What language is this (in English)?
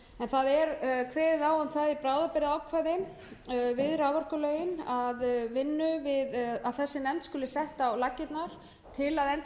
Icelandic